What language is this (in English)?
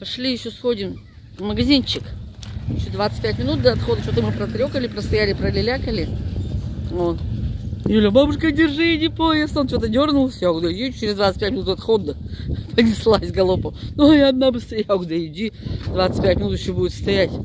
Russian